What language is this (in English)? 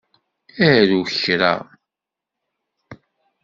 Kabyle